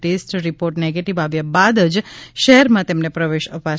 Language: Gujarati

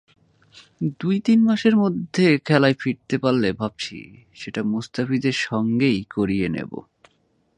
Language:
Bangla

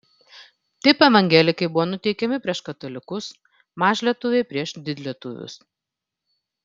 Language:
Lithuanian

